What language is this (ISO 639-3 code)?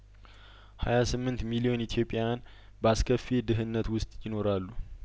amh